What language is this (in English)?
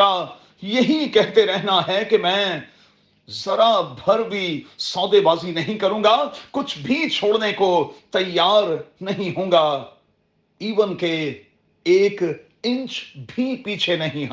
Urdu